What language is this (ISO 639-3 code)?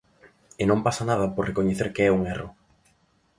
glg